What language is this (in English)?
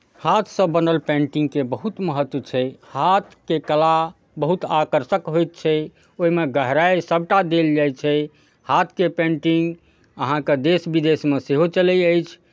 Maithili